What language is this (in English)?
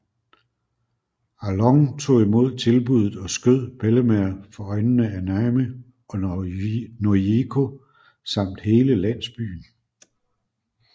Danish